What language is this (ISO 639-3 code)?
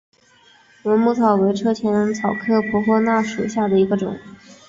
zho